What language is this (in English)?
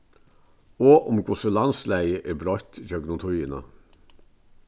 Faroese